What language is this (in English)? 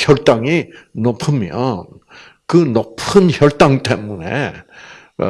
Korean